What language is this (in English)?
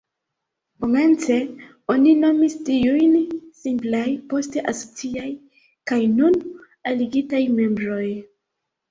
Esperanto